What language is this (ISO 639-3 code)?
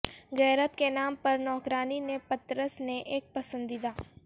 urd